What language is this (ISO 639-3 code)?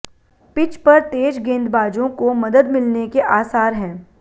hin